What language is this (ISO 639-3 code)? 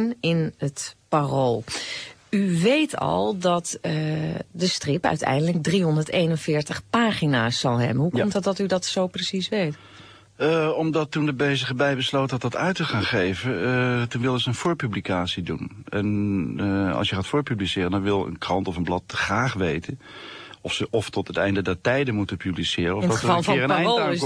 nld